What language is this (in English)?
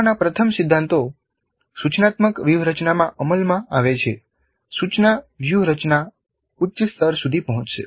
Gujarati